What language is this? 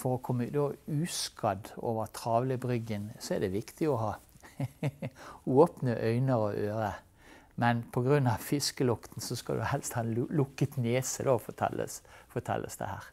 Norwegian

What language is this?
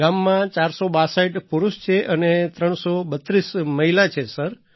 Gujarati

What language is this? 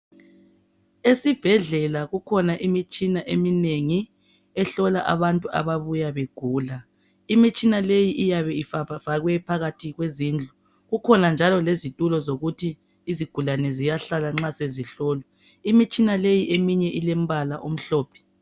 North Ndebele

